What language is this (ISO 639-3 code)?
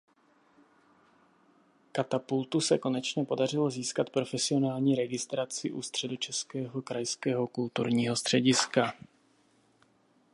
ces